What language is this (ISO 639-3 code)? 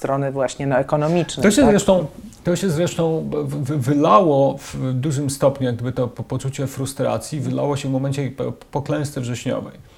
pol